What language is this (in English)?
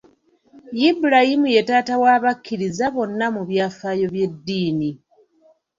Ganda